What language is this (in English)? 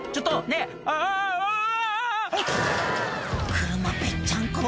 Japanese